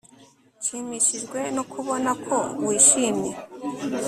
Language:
Kinyarwanda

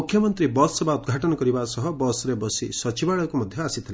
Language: Odia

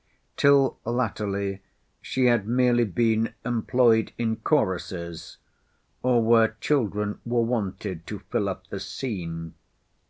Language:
English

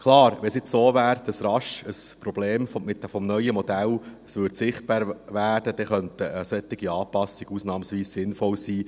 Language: Swiss German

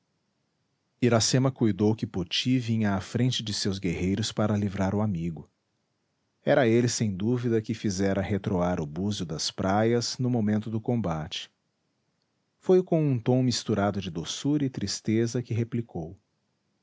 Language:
Portuguese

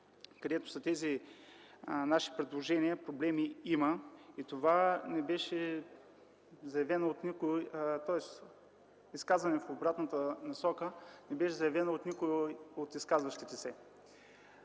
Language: Bulgarian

